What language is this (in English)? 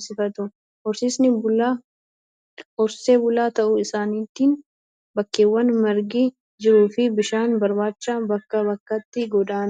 Oromo